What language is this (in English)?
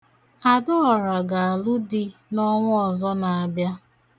Igbo